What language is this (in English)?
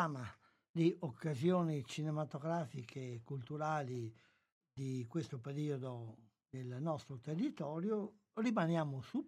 Italian